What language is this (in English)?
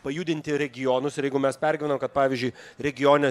Lithuanian